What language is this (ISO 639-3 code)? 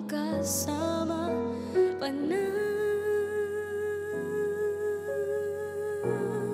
fil